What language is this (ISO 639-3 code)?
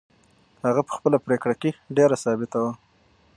pus